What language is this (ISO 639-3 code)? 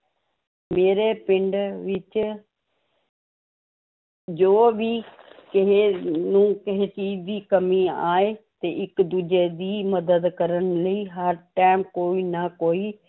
pan